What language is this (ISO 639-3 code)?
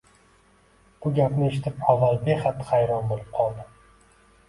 uzb